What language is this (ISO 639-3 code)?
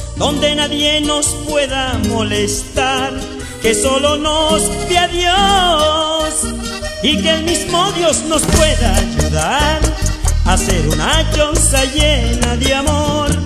spa